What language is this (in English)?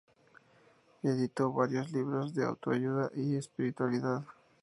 Spanish